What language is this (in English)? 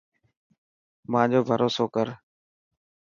Dhatki